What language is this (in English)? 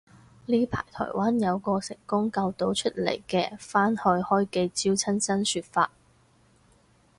Cantonese